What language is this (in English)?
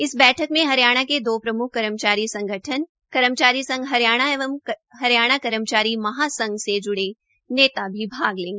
Hindi